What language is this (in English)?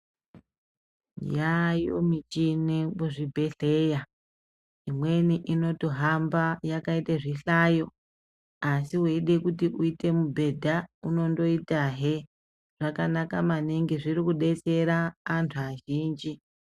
Ndau